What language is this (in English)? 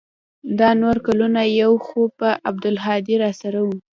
Pashto